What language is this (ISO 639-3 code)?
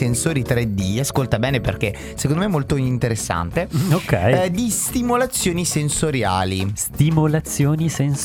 ita